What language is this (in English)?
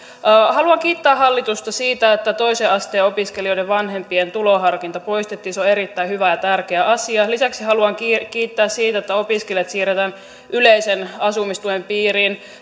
Finnish